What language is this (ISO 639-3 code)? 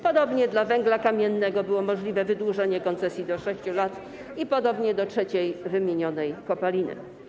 pol